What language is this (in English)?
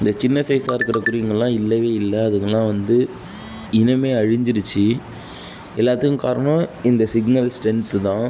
Tamil